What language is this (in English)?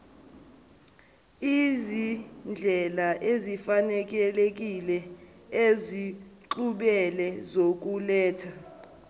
Zulu